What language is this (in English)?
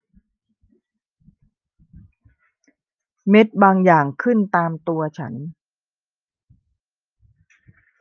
Thai